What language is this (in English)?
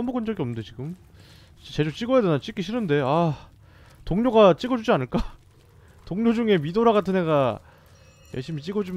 Korean